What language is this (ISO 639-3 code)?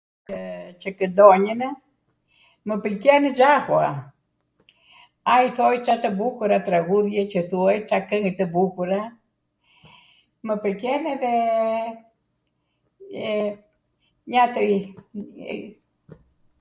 aat